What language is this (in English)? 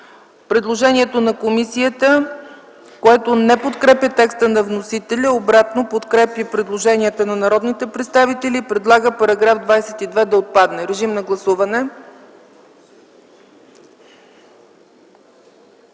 Bulgarian